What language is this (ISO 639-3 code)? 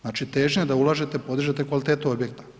hrv